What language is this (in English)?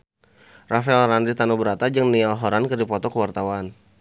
Sundanese